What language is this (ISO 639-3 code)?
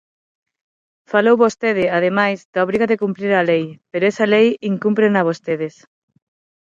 glg